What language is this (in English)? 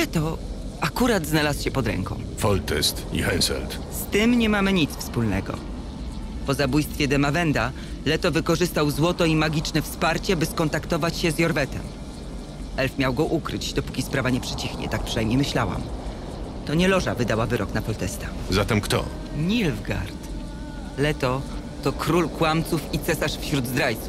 Polish